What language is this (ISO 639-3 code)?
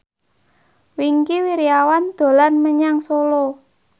jav